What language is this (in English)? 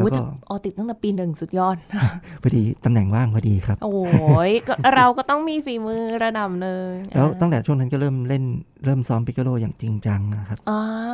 Thai